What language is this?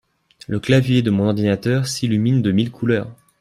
French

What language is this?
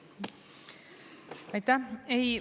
Estonian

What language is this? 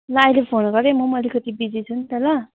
Nepali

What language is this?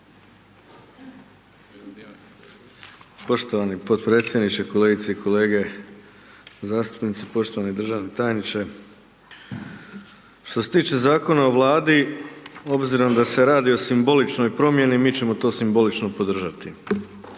Croatian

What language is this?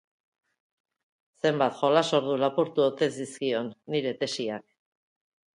Basque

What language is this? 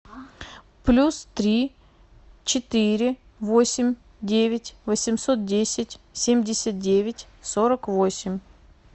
Russian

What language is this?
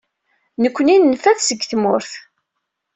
Kabyle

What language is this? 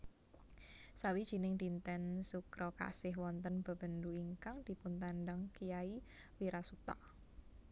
Javanese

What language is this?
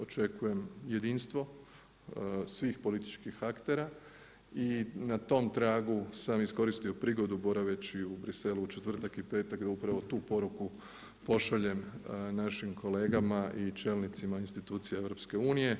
Croatian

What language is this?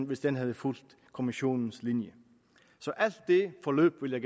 Danish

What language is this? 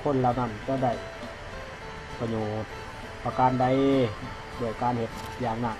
Thai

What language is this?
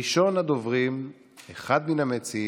Hebrew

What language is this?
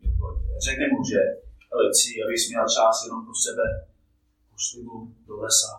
Czech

